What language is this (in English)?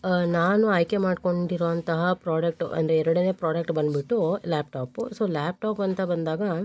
Kannada